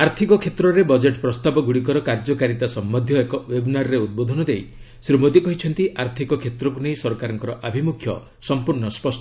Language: Odia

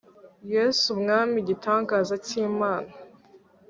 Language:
Kinyarwanda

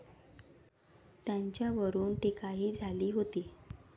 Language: Marathi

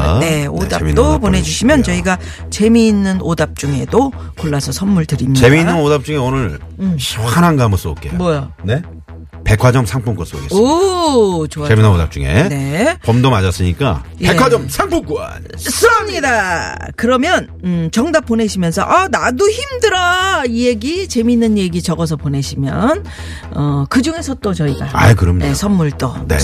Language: Korean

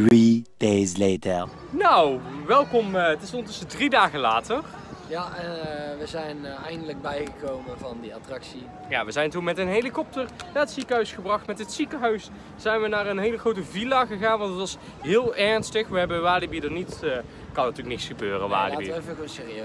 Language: Dutch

